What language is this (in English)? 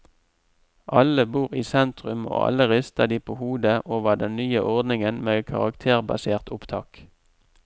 Norwegian